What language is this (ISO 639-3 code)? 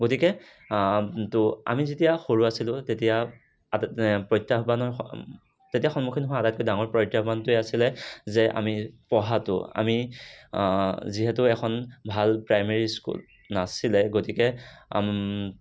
asm